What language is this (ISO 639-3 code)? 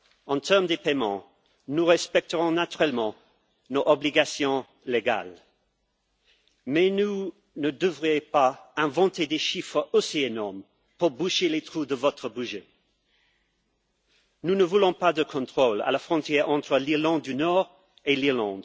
fra